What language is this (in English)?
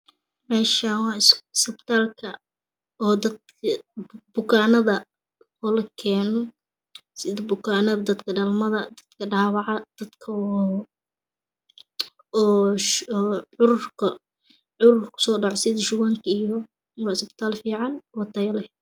Somali